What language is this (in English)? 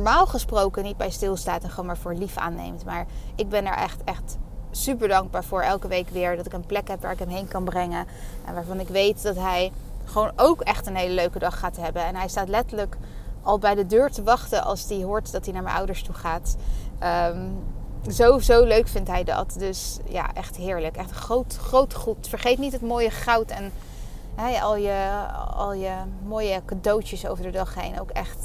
Dutch